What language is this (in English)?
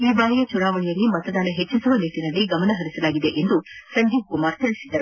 Kannada